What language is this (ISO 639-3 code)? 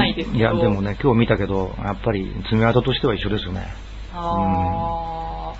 jpn